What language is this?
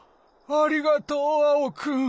Japanese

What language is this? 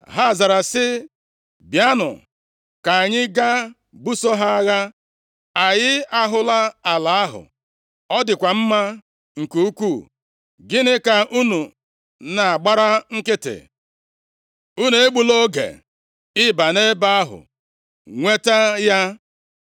Igbo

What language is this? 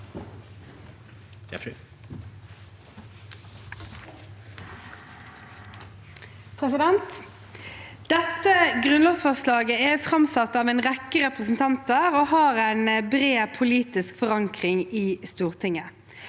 Norwegian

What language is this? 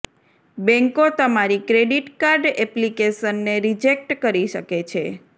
Gujarati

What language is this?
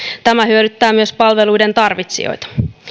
Finnish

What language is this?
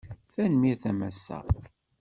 Kabyle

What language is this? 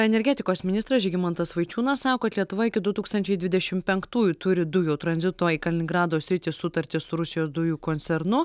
Lithuanian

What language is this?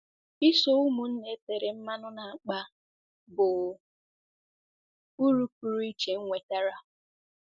Igbo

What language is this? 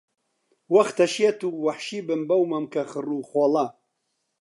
Central Kurdish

